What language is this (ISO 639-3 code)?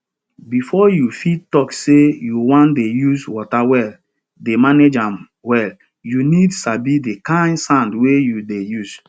pcm